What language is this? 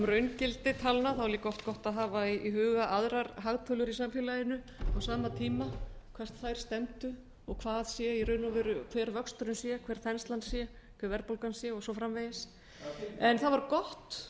Icelandic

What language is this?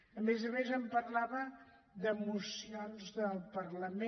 Catalan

